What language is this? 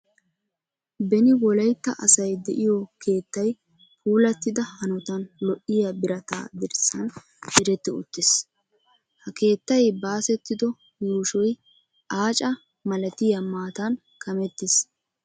Wolaytta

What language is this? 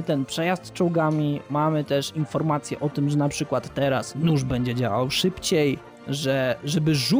Polish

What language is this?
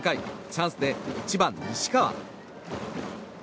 Japanese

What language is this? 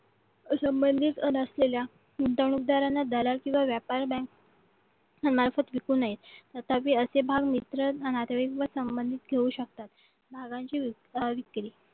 Marathi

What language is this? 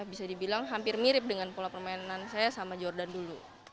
Indonesian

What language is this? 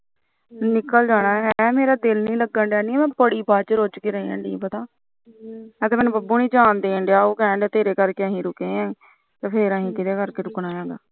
Punjabi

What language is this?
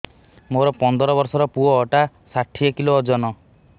Odia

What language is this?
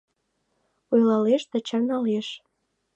Mari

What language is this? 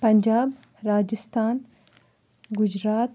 Kashmiri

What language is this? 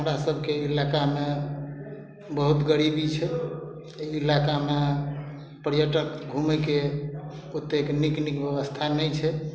Maithili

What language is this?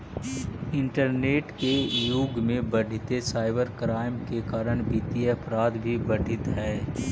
Magahi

